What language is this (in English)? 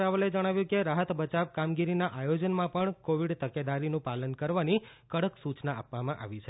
Gujarati